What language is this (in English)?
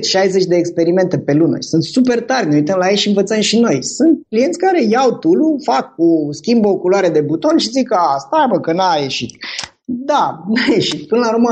Romanian